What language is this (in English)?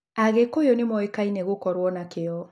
Kikuyu